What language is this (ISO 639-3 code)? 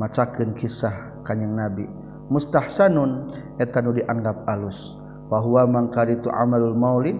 msa